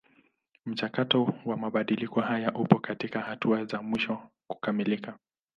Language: Swahili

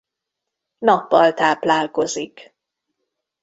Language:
Hungarian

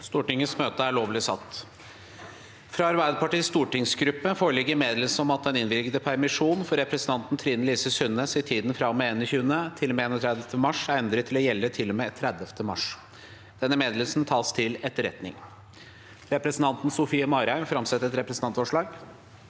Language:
Norwegian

